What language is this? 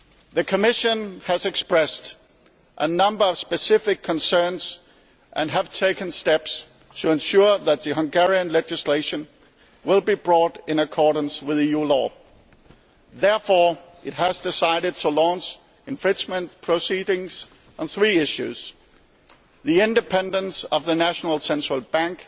English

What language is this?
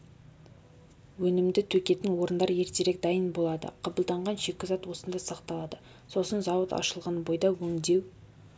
Kazakh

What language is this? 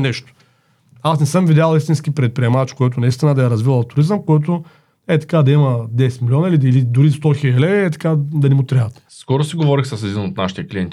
Bulgarian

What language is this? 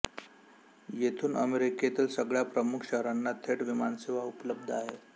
Marathi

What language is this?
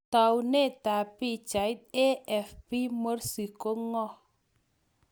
Kalenjin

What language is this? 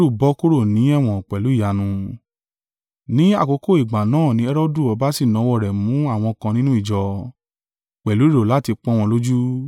Yoruba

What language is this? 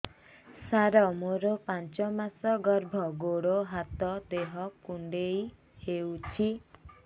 Odia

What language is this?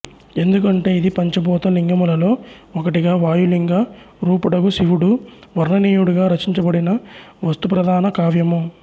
Telugu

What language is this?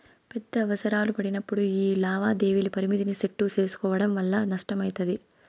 Telugu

